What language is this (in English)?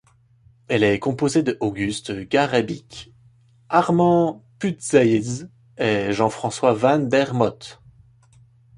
French